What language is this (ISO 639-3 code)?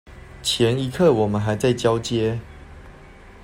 zho